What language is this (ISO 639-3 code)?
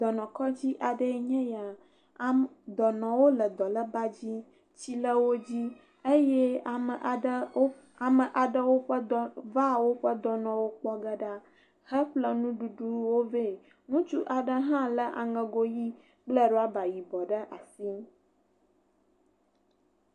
ewe